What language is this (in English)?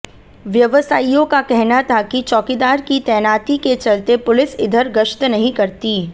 Hindi